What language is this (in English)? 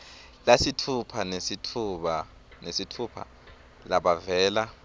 Swati